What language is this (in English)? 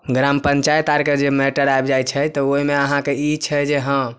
Maithili